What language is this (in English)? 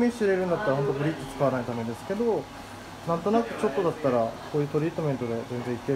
Japanese